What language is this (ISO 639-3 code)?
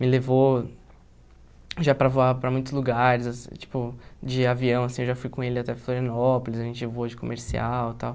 por